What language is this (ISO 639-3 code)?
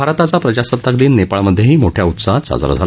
mar